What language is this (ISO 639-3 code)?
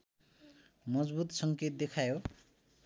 nep